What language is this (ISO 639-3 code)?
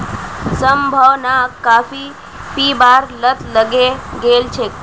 mag